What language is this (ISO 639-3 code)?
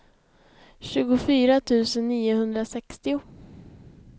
swe